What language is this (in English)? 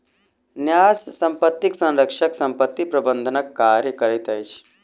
Maithili